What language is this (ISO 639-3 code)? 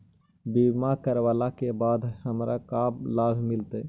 mag